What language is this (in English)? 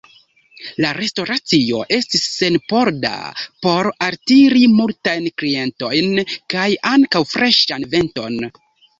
Esperanto